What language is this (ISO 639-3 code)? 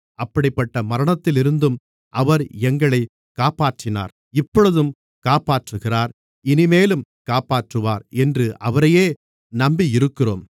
tam